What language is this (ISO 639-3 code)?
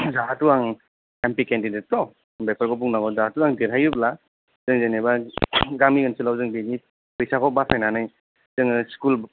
brx